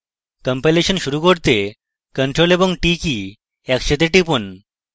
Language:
Bangla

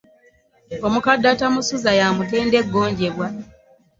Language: Ganda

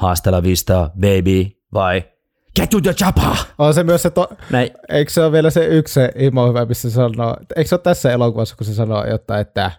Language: Finnish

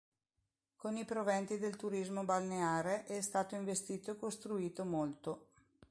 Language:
Italian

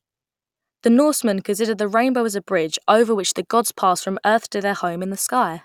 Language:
English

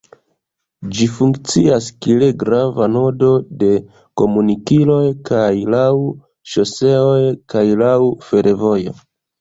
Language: Esperanto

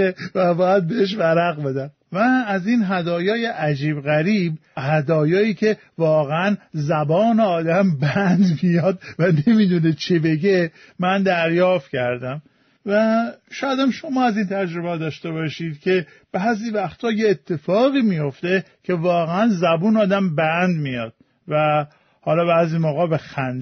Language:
Persian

